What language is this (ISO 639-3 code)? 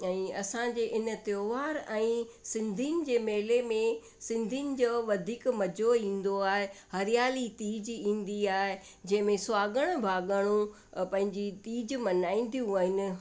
snd